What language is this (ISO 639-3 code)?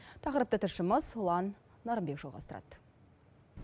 kaz